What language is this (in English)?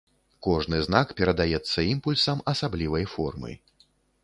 Belarusian